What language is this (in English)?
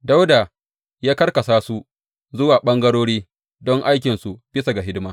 Hausa